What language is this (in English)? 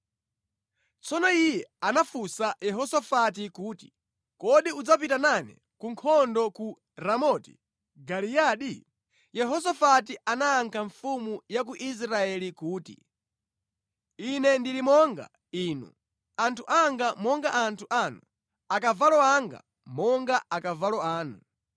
Nyanja